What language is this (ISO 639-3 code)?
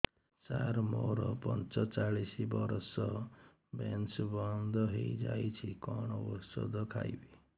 ori